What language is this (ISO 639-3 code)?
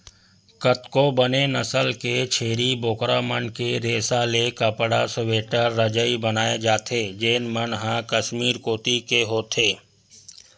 hne